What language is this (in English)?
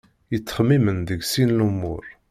Kabyle